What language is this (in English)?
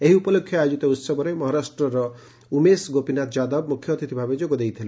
Odia